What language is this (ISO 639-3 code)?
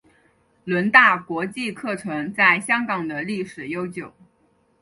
zho